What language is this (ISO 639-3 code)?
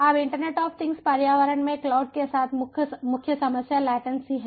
hin